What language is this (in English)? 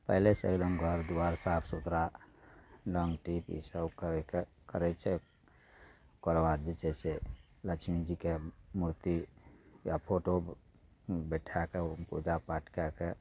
Maithili